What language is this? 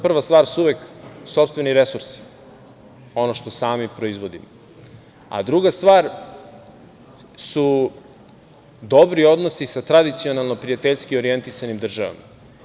Serbian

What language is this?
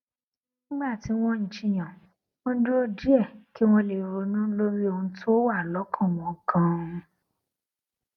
Yoruba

